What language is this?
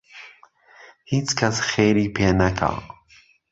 Central Kurdish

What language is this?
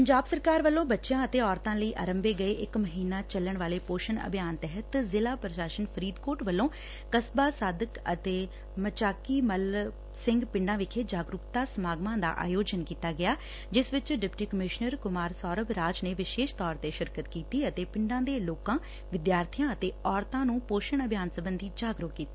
Punjabi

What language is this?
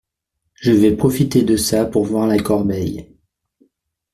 French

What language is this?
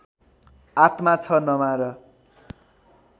Nepali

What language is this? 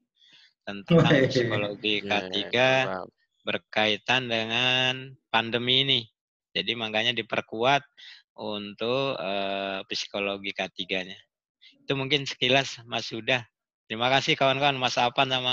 Indonesian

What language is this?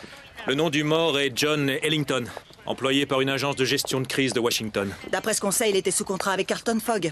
French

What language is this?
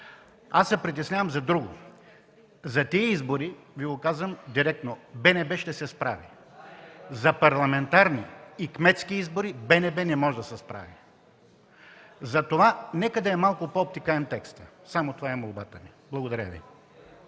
Bulgarian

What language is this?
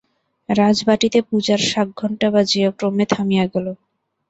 Bangla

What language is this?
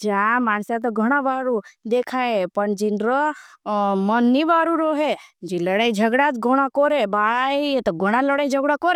Bhili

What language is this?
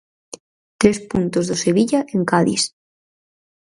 Galician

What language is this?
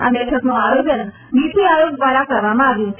Gujarati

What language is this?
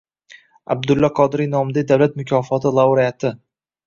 Uzbek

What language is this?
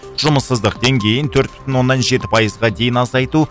Kazakh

